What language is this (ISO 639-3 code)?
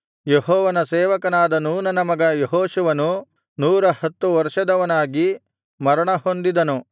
kan